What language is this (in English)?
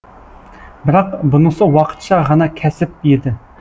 Kazakh